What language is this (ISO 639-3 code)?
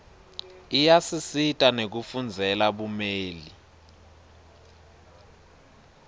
ssw